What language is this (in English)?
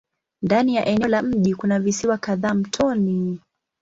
Swahili